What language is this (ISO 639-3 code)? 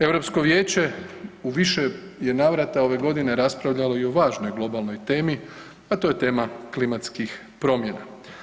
hrv